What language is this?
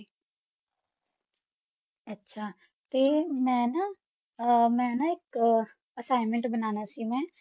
Punjabi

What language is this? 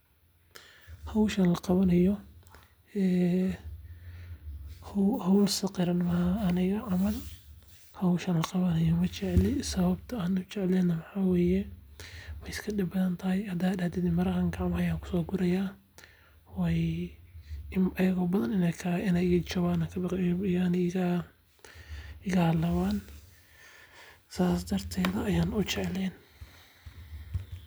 Somali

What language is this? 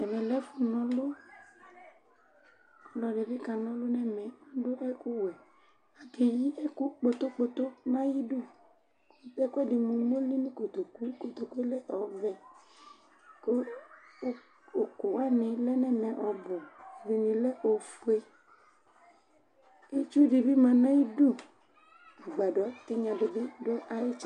Ikposo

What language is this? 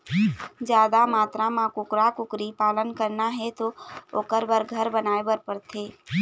Chhattisgarhi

